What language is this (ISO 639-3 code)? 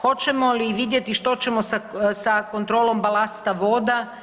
hrv